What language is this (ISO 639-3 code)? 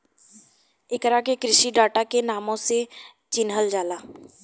bho